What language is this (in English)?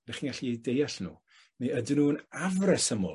Welsh